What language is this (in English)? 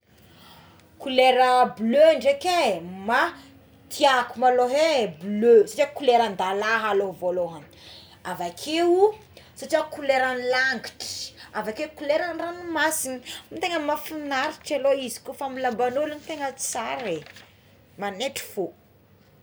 Tsimihety Malagasy